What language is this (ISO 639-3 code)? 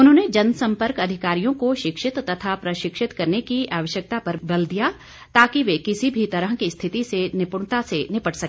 hin